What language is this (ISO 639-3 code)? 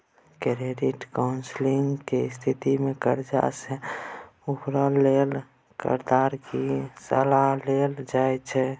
mai